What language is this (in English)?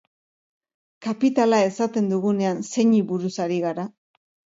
Basque